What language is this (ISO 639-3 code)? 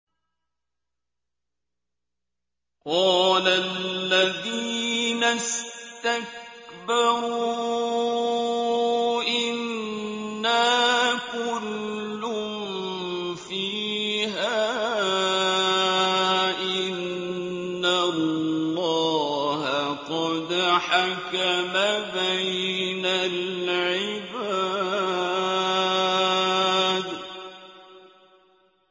ara